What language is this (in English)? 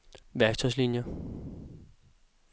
Danish